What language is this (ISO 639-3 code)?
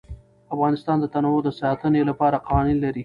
pus